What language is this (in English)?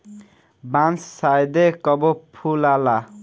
Bhojpuri